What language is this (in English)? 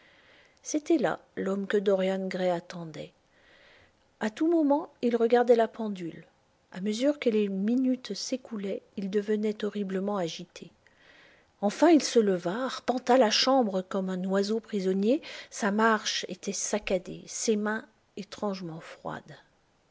French